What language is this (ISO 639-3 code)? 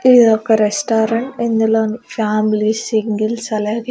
tel